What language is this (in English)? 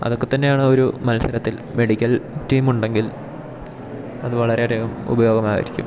Malayalam